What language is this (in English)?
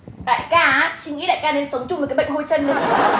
Vietnamese